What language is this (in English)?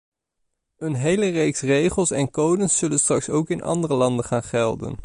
Dutch